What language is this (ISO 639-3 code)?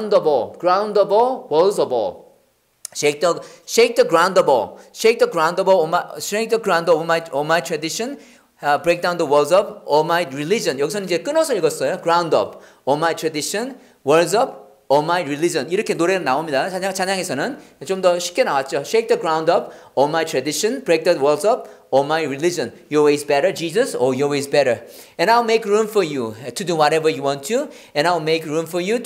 kor